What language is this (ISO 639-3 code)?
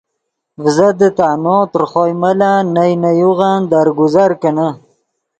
ydg